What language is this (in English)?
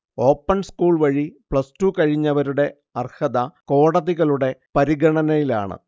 Malayalam